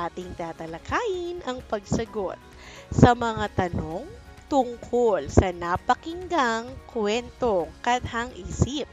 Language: Filipino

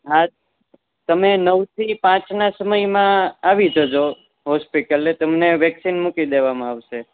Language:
Gujarati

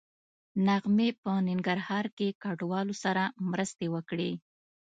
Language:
Pashto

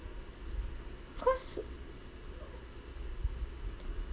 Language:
English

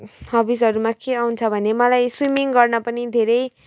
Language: Nepali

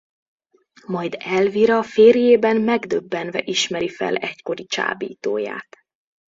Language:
Hungarian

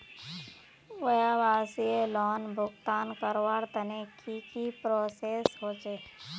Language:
Magahi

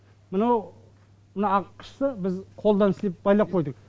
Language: Kazakh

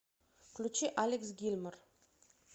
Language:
Russian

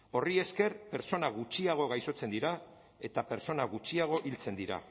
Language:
Basque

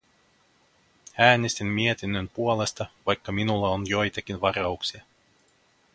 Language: Finnish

